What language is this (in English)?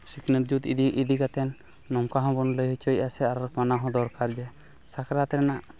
Santali